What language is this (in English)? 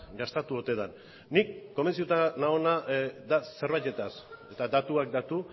Basque